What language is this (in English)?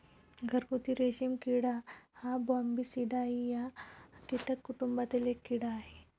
Marathi